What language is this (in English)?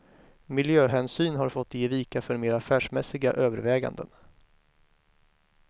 Swedish